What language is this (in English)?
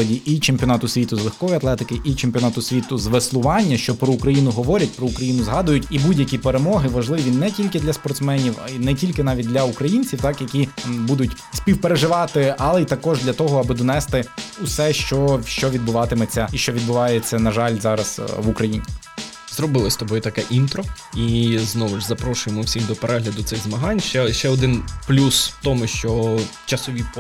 Ukrainian